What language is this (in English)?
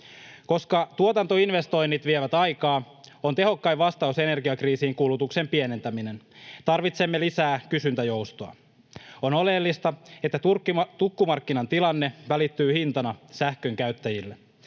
Finnish